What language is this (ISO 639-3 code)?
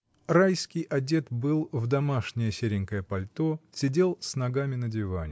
rus